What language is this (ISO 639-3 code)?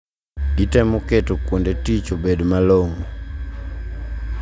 luo